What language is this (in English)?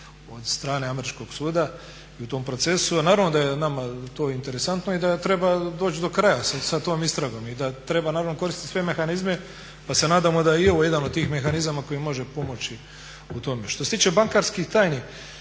Croatian